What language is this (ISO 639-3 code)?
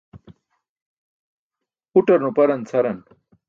bsk